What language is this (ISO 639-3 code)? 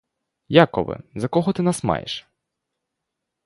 ukr